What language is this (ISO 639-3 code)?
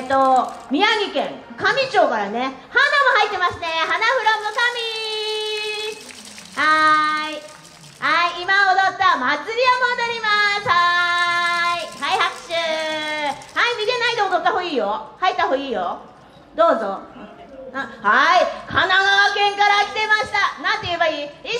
jpn